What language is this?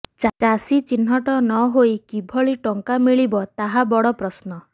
Odia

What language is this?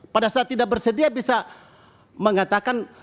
Indonesian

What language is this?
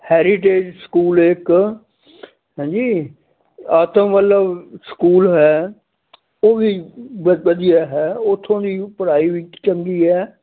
Punjabi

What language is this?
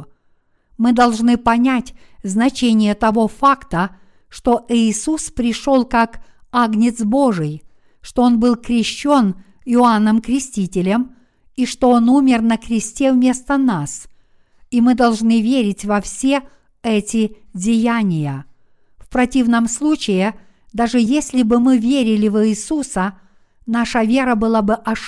Russian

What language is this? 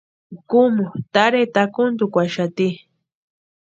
Western Highland Purepecha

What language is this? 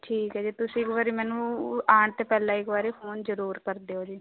Punjabi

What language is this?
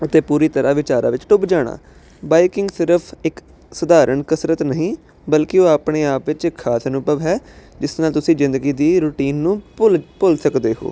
Punjabi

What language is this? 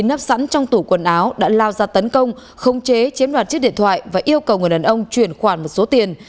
Vietnamese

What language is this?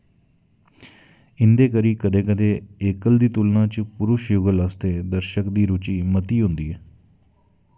Dogri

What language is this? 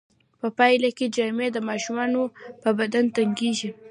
Pashto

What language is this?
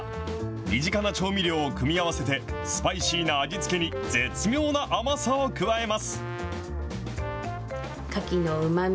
Japanese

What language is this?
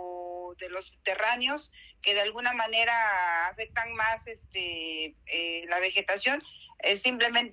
Spanish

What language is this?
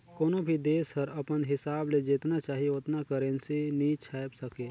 Chhattisgarhi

